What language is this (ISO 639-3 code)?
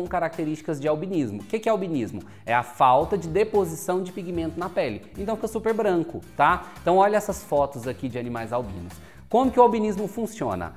por